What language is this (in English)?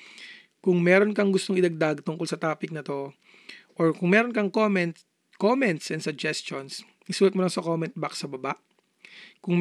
Filipino